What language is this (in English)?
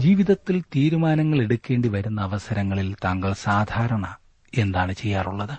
Malayalam